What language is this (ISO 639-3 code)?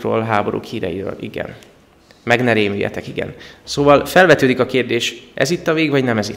hun